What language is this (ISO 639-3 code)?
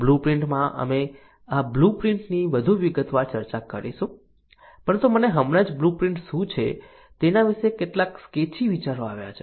guj